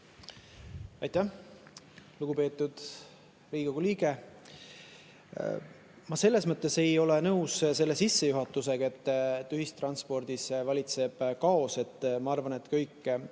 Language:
Estonian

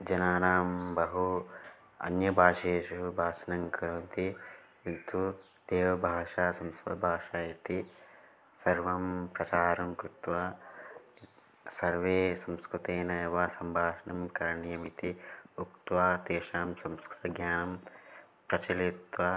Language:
Sanskrit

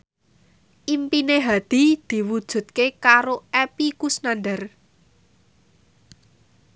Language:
Javanese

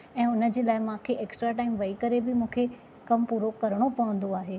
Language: Sindhi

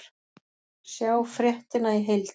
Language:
Icelandic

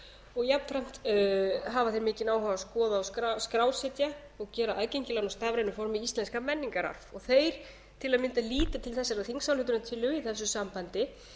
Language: Icelandic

